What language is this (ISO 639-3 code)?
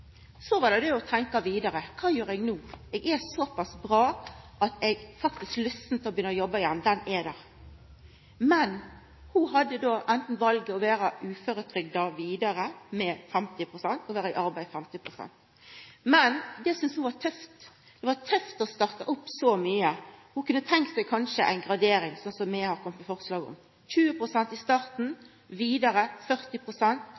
nno